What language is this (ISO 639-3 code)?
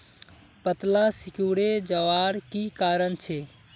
mag